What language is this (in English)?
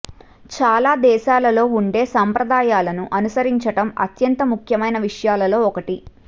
Telugu